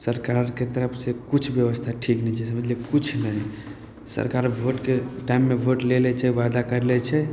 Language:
Maithili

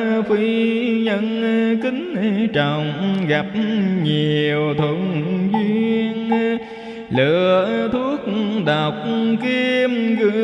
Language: Vietnamese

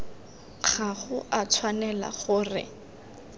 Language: Tswana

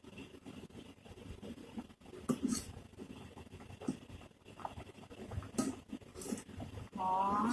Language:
Thai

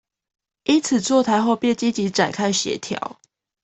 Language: Chinese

